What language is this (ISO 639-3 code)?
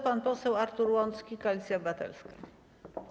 pol